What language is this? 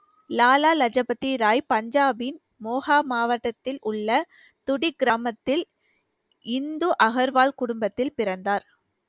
Tamil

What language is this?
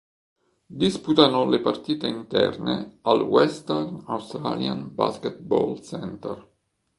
Italian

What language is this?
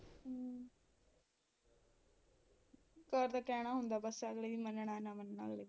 Punjabi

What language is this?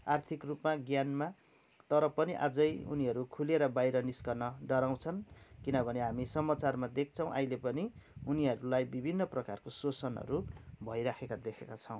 Nepali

